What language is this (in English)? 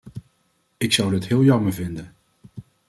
Dutch